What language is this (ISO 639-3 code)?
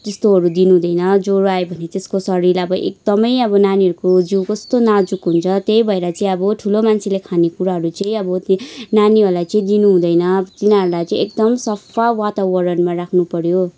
nep